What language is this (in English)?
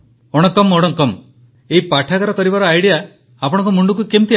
Odia